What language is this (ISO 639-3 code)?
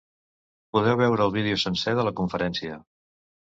cat